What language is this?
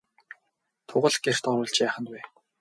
Mongolian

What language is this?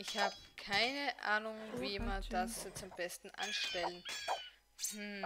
German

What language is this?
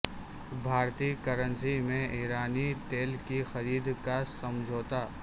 Urdu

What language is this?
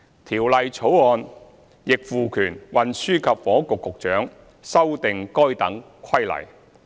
Cantonese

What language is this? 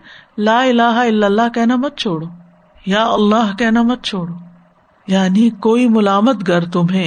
Urdu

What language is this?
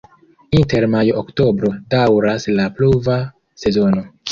Esperanto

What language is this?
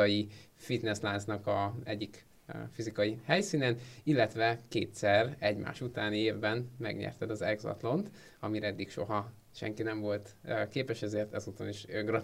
Hungarian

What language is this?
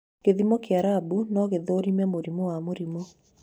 Kikuyu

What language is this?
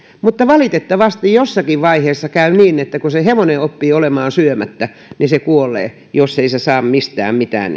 Finnish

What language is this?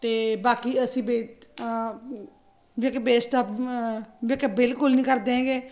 Punjabi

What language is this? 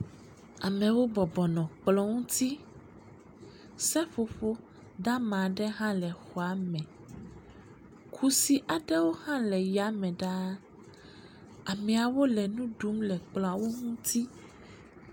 Ewe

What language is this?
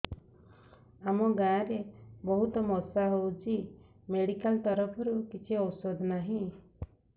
Odia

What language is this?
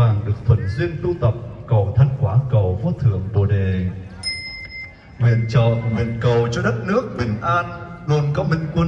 Vietnamese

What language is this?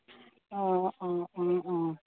Assamese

